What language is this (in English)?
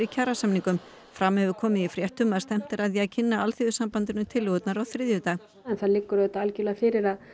Icelandic